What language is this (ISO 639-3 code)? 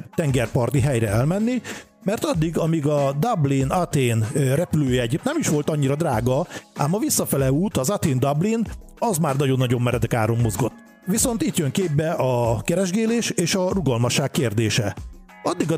hun